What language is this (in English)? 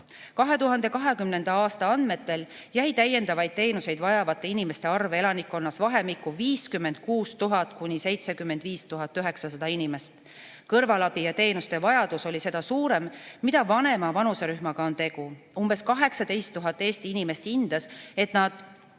Estonian